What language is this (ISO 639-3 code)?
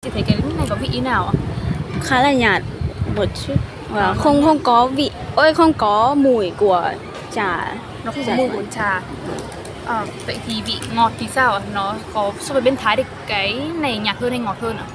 vie